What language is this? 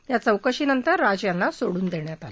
Marathi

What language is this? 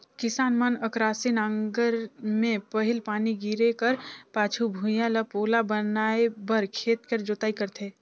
Chhattisgarhi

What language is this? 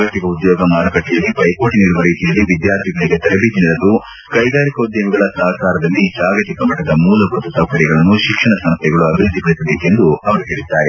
Kannada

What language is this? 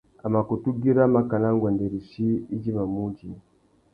Tuki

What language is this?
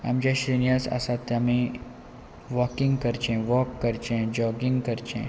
Konkani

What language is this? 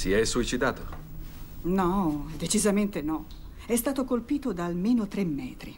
Italian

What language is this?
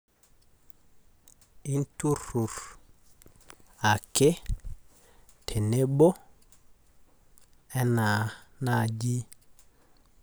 Masai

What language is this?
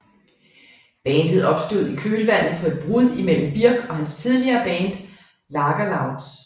Danish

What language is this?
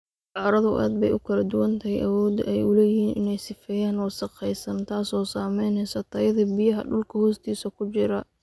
Somali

